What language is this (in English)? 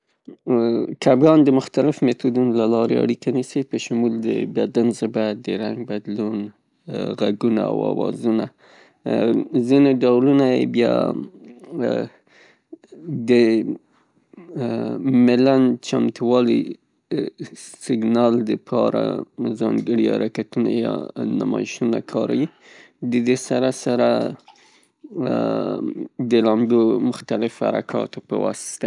Pashto